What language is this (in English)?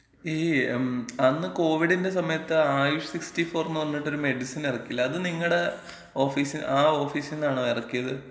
Malayalam